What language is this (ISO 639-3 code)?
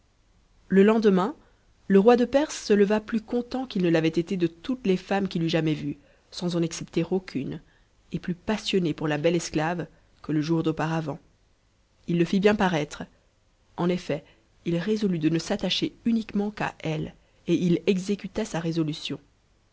fra